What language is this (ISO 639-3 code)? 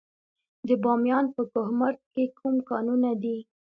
pus